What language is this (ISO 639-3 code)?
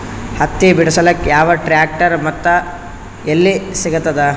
kan